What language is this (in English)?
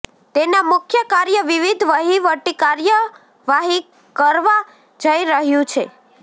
Gujarati